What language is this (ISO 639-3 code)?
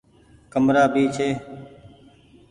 gig